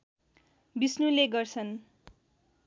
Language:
Nepali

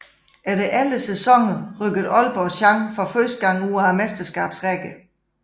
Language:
Danish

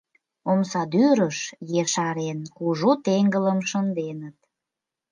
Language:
Mari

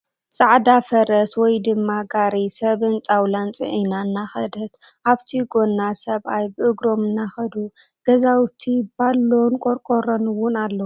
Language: Tigrinya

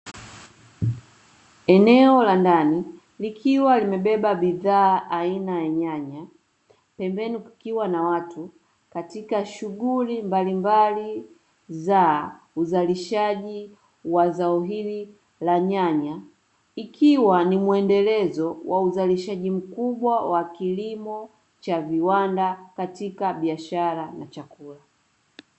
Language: Swahili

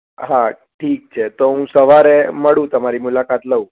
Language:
Gujarati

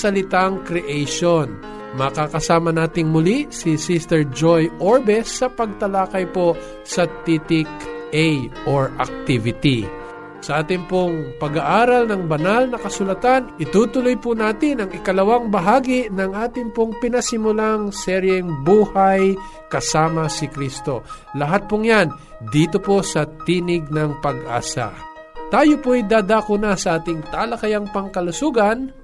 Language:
Filipino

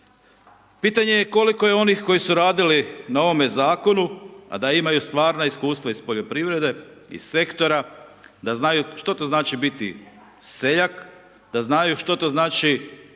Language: Croatian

